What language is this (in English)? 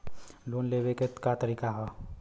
Bhojpuri